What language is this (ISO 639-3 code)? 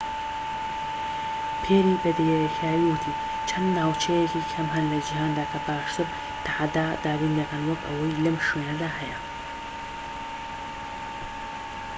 ckb